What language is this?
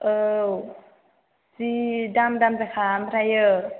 Bodo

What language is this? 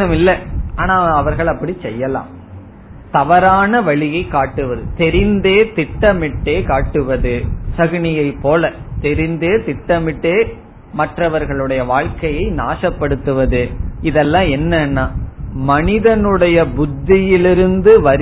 Tamil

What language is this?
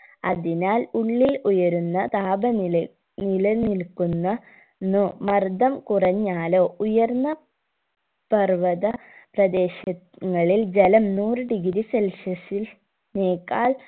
Malayalam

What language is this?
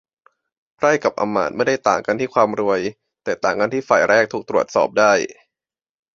Thai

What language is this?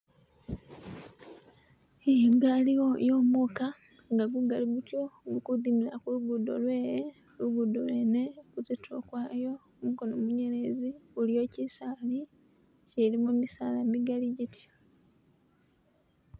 Masaaba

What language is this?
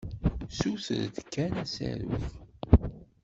Kabyle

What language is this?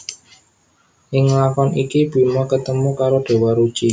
Javanese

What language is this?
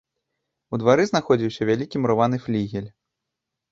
Belarusian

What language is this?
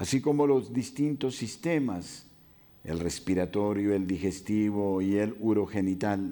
Spanish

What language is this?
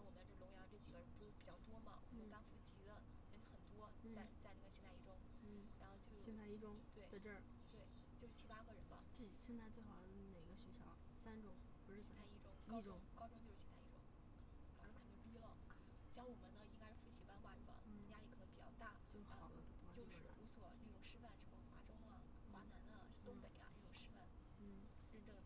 Chinese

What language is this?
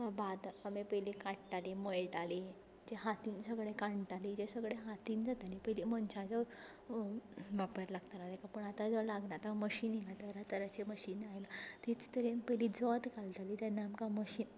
Konkani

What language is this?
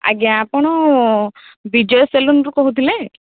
Odia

